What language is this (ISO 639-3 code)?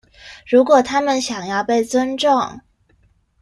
zho